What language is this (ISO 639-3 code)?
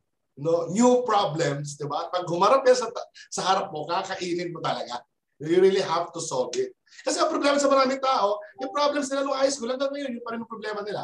fil